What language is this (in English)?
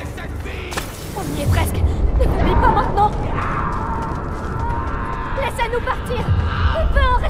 French